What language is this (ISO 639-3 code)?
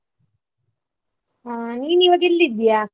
kan